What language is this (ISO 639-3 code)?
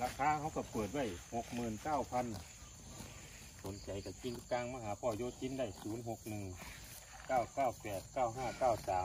tha